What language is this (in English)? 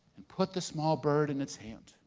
English